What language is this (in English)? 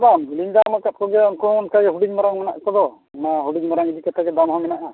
Santali